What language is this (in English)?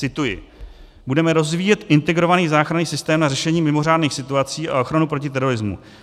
Czech